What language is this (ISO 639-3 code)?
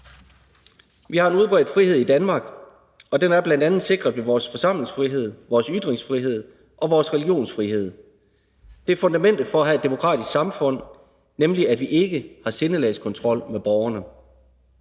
dan